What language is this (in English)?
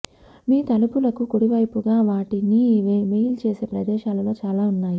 Telugu